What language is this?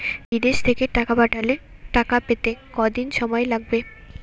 Bangla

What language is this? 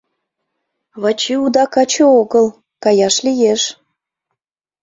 Mari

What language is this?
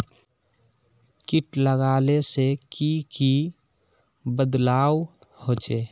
Magahi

